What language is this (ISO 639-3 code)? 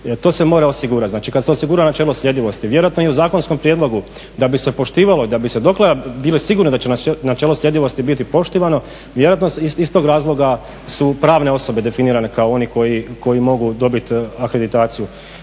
hrv